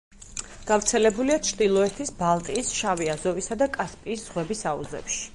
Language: Georgian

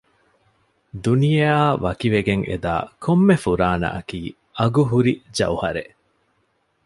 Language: Divehi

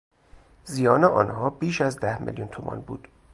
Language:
Persian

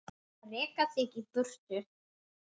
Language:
Icelandic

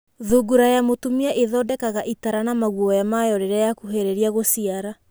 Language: Kikuyu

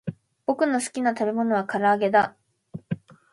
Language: Japanese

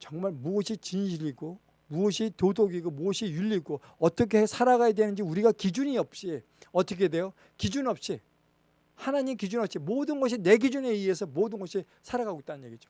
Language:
Korean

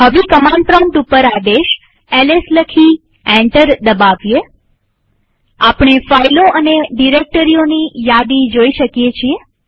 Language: Gujarati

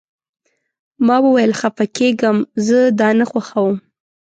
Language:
Pashto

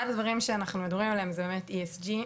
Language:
Hebrew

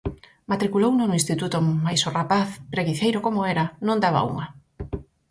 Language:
Galician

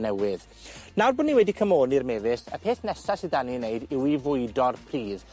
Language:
Welsh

